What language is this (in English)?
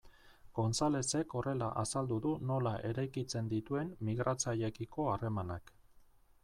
Basque